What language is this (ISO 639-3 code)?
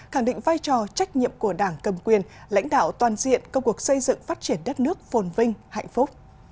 vie